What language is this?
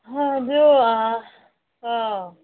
Manipuri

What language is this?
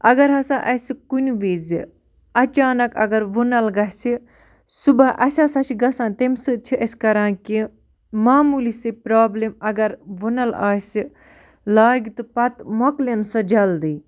Kashmiri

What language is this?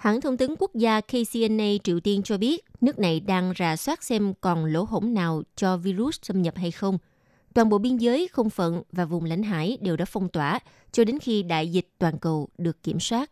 Vietnamese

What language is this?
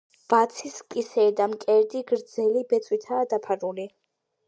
Georgian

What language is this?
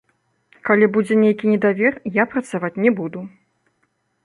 Belarusian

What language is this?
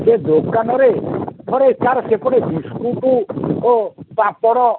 Odia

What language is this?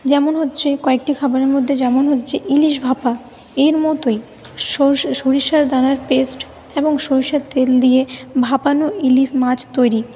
Bangla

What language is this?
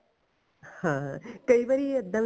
Punjabi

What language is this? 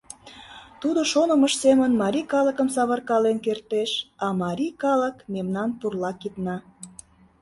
Mari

